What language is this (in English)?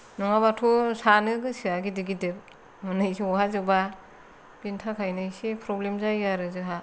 Bodo